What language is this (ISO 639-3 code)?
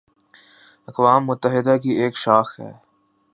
urd